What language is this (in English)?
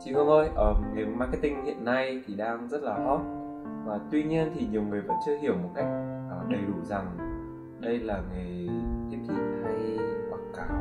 Vietnamese